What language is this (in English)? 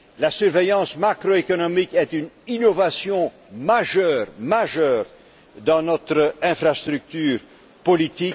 French